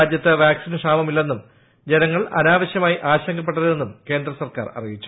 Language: Malayalam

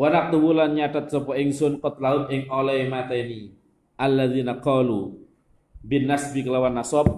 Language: Indonesian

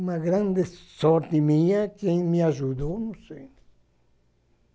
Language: Portuguese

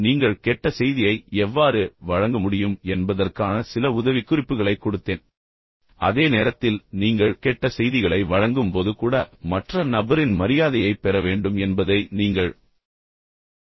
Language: Tamil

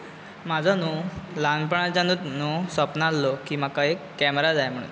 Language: Konkani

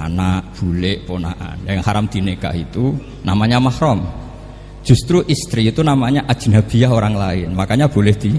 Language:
Indonesian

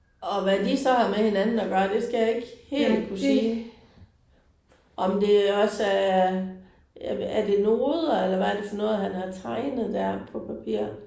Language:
Danish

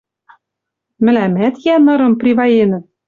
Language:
Western Mari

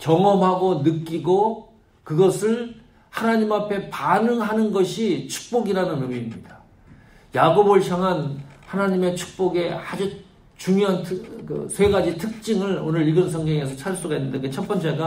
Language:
Korean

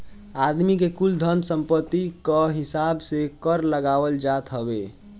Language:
Bhojpuri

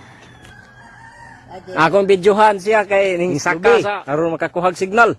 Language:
Indonesian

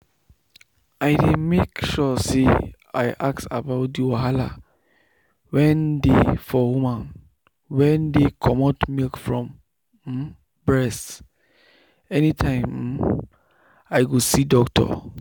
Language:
Nigerian Pidgin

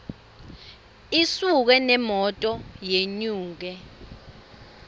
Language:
Swati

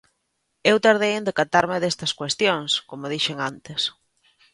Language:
Galician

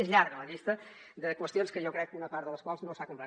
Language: Catalan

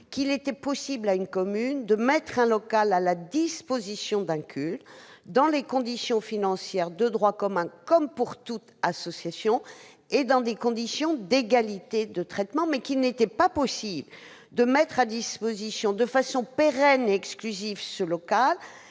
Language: French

